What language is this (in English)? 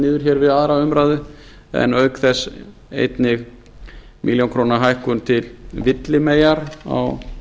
Icelandic